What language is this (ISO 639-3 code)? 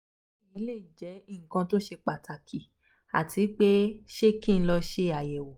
yor